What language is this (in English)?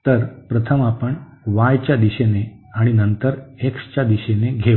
Marathi